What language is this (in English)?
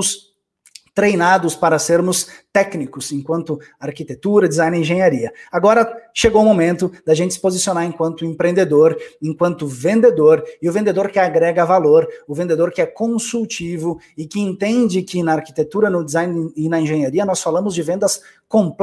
Portuguese